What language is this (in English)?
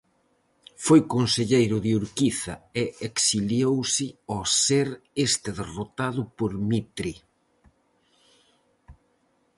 Galician